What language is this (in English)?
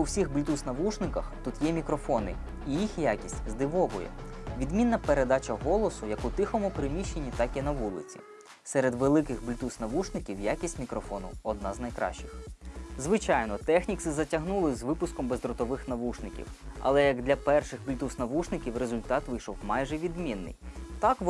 Ukrainian